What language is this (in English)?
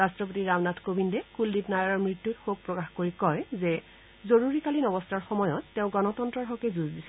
Assamese